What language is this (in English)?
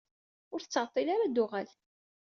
Kabyle